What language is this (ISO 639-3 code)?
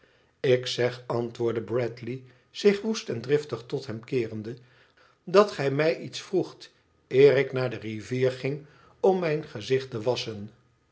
nld